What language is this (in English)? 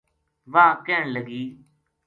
Gujari